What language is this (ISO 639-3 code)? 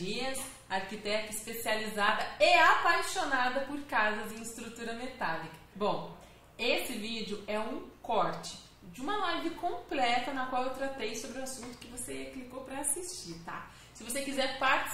por